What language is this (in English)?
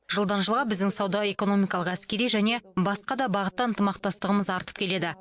Kazakh